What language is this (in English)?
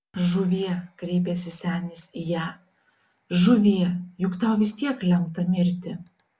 Lithuanian